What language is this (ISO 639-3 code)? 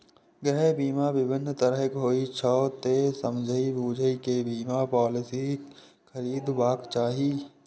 mai